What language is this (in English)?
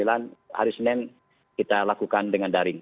Indonesian